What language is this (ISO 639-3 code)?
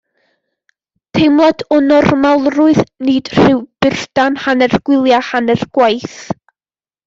cym